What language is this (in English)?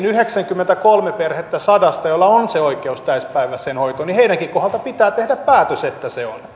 Finnish